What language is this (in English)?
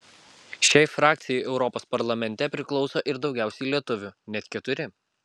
Lithuanian